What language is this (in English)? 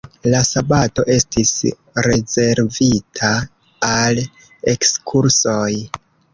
Esperanto